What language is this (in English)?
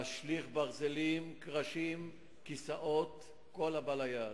Hebrew